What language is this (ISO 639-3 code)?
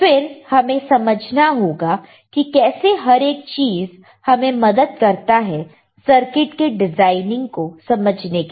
hin